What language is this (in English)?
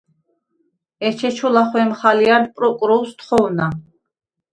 Svan